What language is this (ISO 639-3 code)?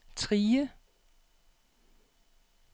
dan